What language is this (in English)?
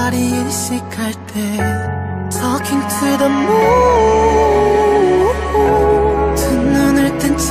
Korean